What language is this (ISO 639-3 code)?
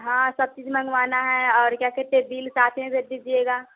hin